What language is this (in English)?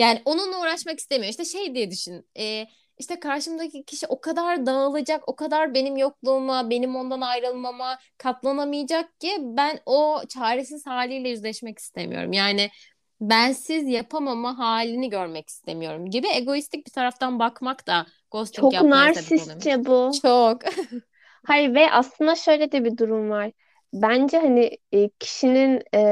Turkish